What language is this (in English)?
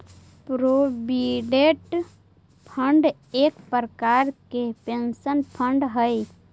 Magahi